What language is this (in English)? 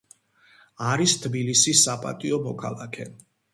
Georgian